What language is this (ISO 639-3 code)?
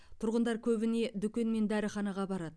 kaz